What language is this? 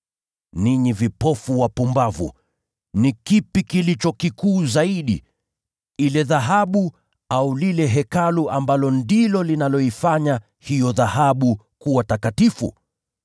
Swahili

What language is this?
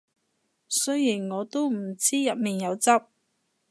Cantonese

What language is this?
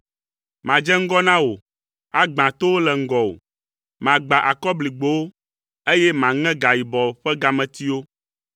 Ewe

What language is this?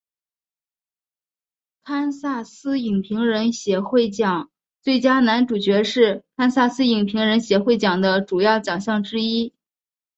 Chinese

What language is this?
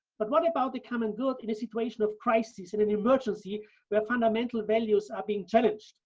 English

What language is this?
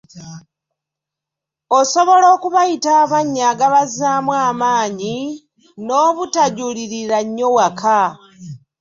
Ganda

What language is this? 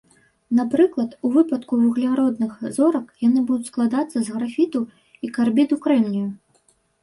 Belarusian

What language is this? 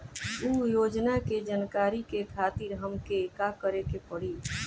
Bhojpuri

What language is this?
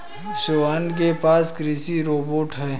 Hindi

